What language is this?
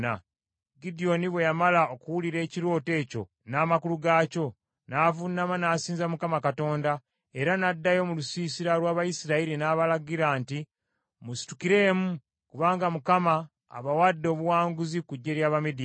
Ganda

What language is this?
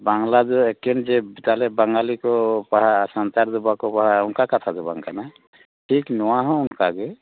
Santali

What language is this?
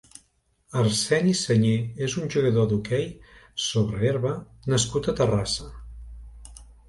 Catalan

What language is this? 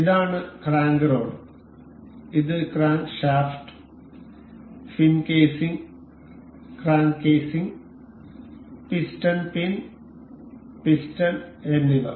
Malayalam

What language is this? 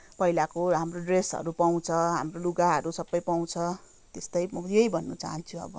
Nepali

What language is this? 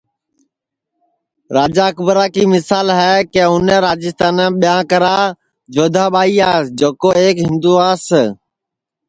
Sansi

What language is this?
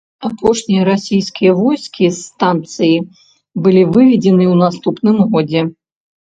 Belarusian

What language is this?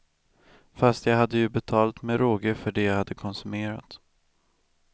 Swedish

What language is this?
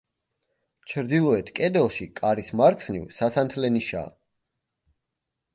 Georgian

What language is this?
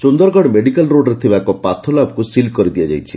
Odia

